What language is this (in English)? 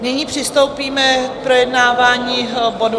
Czech